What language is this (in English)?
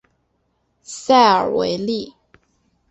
Chinese